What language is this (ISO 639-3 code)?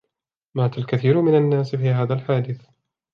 ara